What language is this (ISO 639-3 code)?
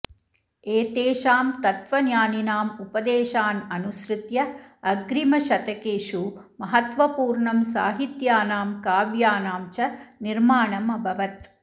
san